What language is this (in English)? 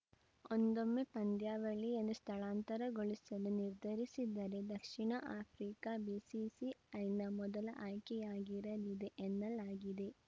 Kannada